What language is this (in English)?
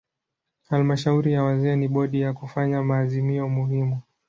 Swahili